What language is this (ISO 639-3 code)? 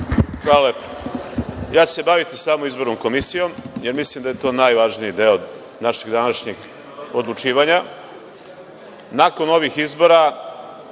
srp